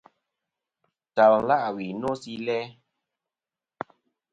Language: Kom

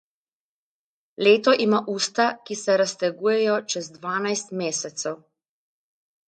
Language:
Slovenian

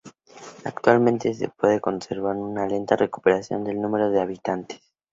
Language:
Spanish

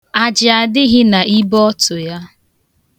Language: Igbo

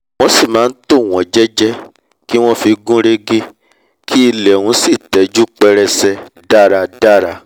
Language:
Yoruba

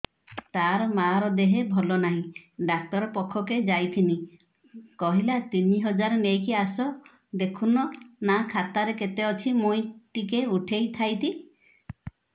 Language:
Odia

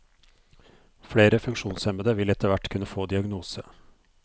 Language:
Norwegian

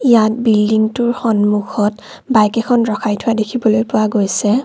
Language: Assamese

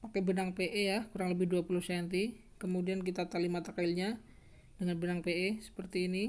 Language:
Indonesian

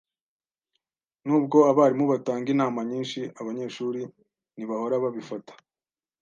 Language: Kinyarwanda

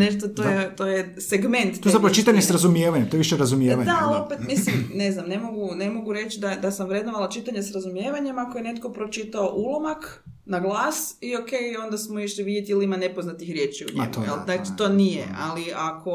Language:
Croatian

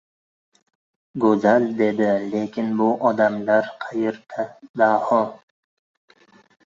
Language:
Uzbek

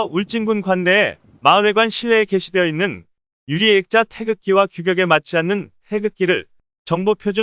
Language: Korean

